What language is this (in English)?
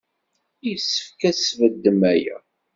Kabyle